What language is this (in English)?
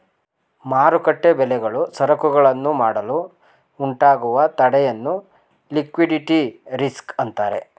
Kannada